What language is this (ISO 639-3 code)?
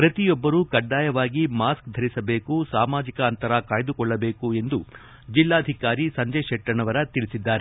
kan